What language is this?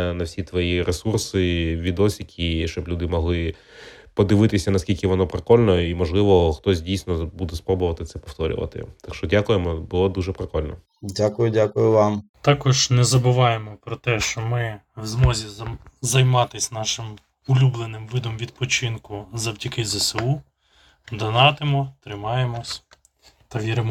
Ukrainian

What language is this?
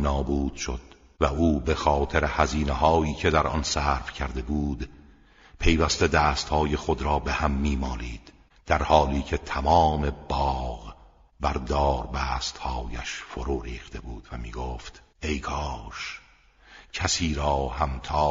Persian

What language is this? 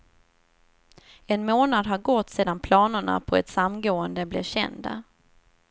Swedish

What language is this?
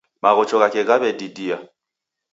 Taita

